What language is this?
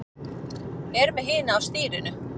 Icelandic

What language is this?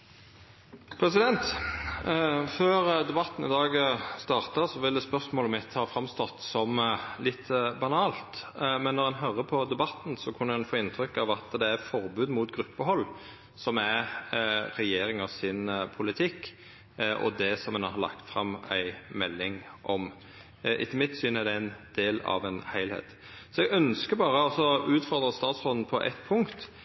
Norwegian Nynorsk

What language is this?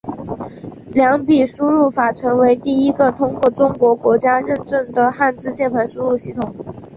Chinese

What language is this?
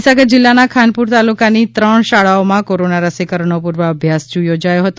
Gujarati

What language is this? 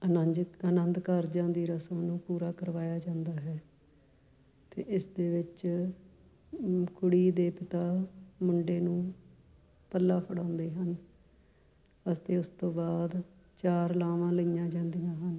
Punjabi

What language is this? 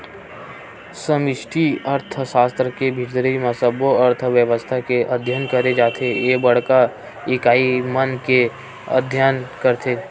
Chhattisgarhi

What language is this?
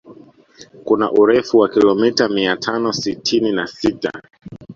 Swahili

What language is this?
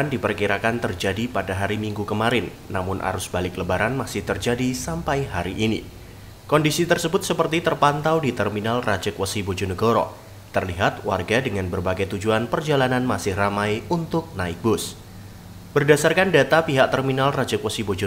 Indonesian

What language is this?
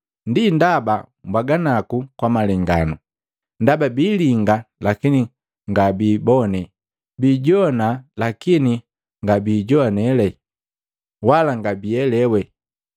Matengo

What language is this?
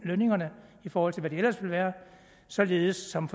Danish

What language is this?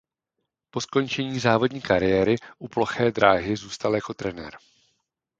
Czech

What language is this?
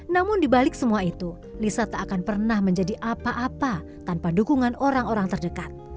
Indonesian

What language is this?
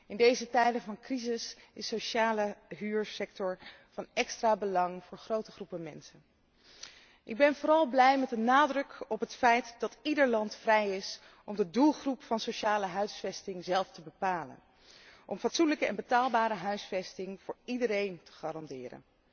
Dutch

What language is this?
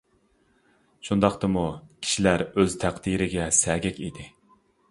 Uyghur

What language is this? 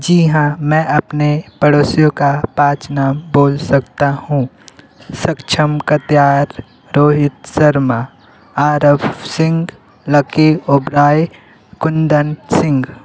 Hindi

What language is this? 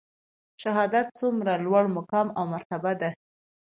Pashto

